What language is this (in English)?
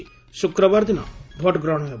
Odia